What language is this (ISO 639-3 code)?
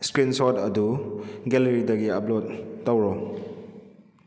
mni